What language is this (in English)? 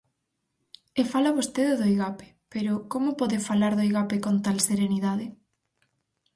Galician